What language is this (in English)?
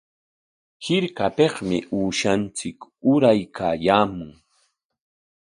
Corongo Ancash Quechua